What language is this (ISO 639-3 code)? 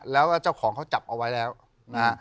tha